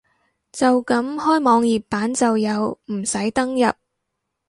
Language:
Cantonese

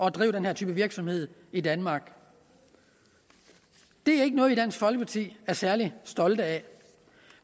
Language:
Danish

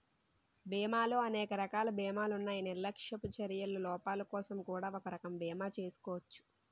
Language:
Telugu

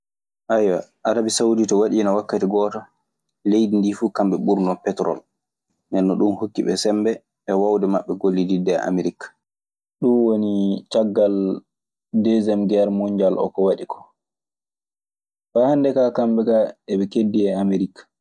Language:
Maasina Fulfulde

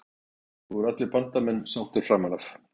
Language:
Icelandic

